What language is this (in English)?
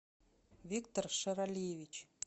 Russian